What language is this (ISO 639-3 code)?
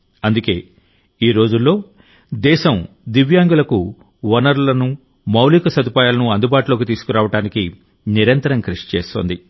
tel